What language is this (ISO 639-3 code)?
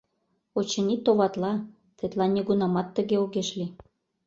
chm